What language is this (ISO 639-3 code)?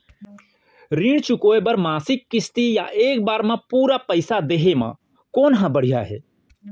hne